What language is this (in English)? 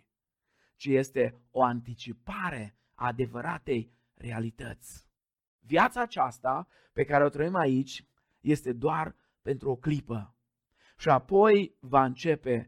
Romanian